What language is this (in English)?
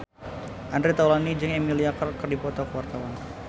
Sundanese